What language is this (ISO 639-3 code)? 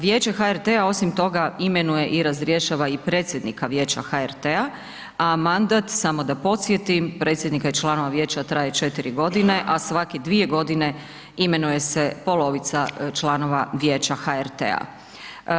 hrv